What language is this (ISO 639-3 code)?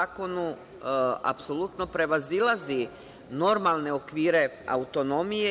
srp